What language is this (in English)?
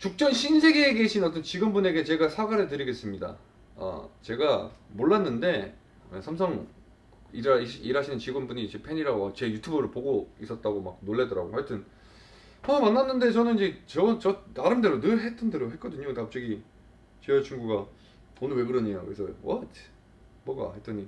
Korean